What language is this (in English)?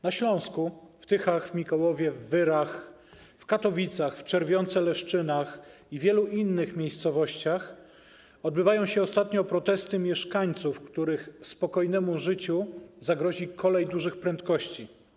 Polish